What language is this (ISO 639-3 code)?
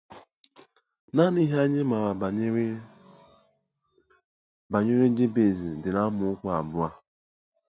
ibo